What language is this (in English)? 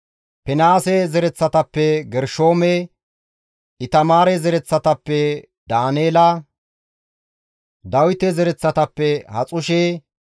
Gamo